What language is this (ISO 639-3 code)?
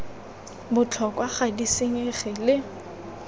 tsn